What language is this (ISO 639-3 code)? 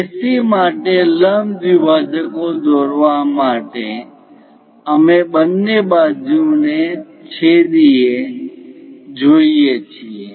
guj